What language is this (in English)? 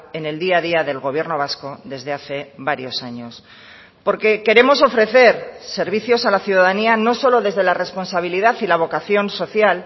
Spanish